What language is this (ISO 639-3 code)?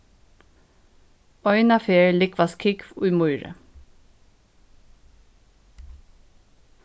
fao